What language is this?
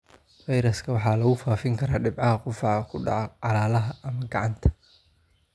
Somali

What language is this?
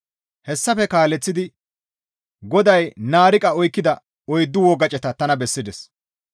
Gamo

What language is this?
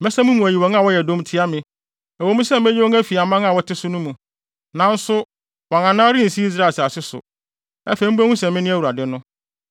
Akan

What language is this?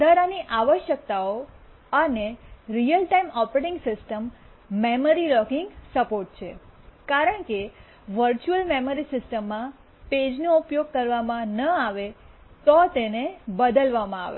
Gujarati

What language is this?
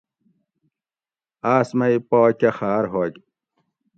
Gawri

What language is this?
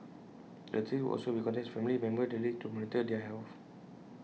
English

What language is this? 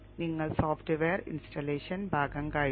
Malayalam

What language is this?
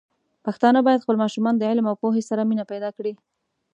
Pashto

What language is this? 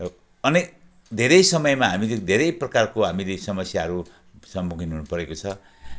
Nepali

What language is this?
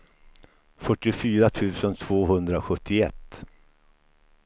Swedish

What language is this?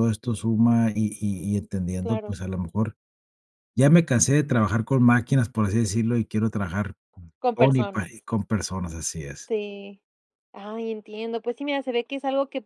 Spanish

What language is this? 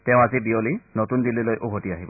Assamese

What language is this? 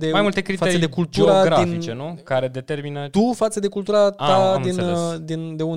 Romanian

